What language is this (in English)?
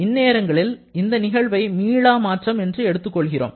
Tamil